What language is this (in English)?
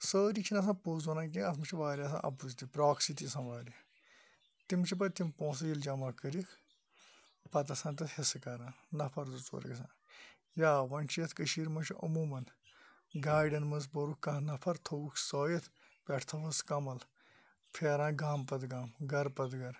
Kashmiri